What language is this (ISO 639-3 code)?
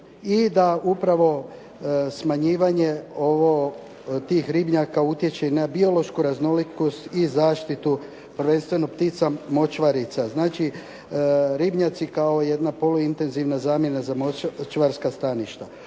hrv